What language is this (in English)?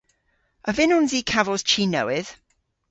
Cornish